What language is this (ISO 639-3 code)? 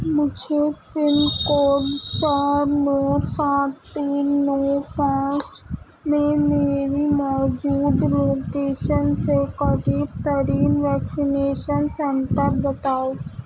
urd